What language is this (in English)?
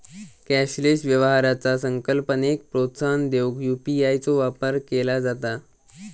Marathi